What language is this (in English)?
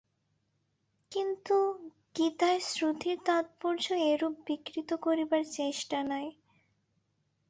Bangla